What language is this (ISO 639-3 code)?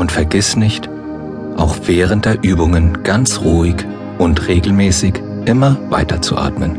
deu